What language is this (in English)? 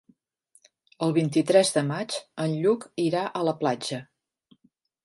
Catalan